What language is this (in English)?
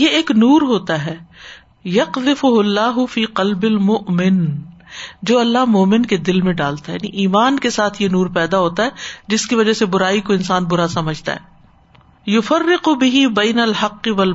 Urdu